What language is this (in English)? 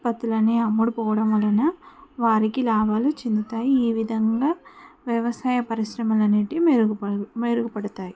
Telugu